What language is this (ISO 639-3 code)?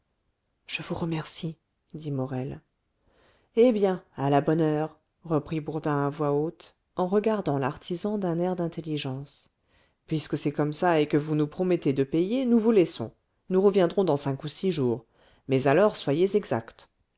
fra